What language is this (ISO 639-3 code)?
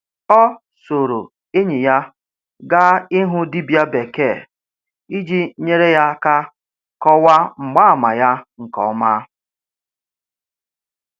ibo